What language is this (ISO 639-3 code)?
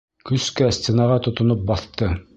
bak